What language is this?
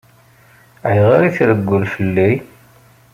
Kabyle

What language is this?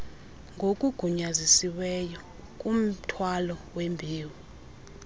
Xhosa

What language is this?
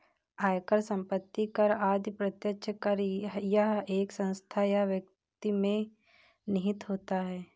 Hindi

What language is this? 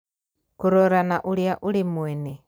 Kikuyu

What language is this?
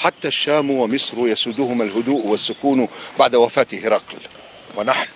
Arabic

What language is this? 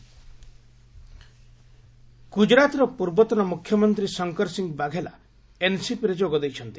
Odia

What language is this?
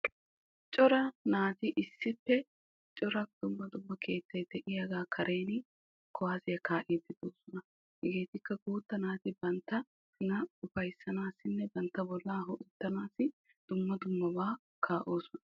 Wolaytta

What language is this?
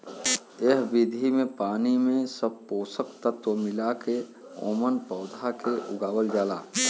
Bhojpuri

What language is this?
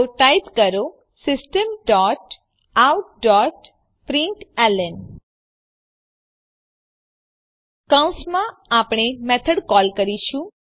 Gujarati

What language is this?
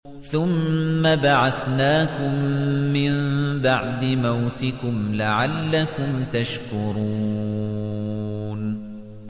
Arabic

